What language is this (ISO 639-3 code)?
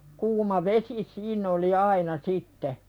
fin